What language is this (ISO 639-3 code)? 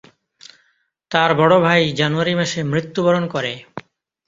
ben